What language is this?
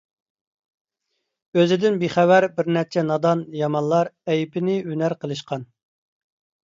Uyghur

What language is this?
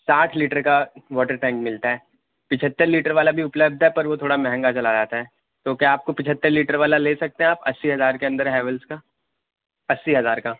Urdu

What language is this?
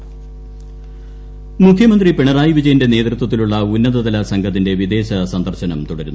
Malayalam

